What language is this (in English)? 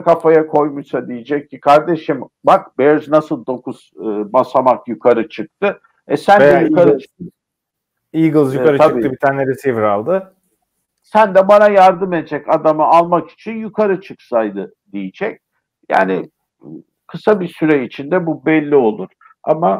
Turkish